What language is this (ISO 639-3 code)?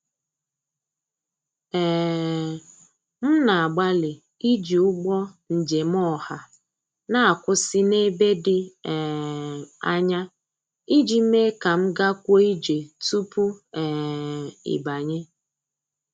ibo